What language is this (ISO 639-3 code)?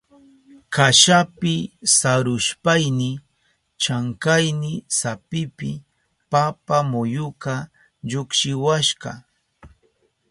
qup